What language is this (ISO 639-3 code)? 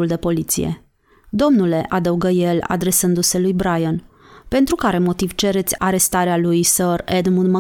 ron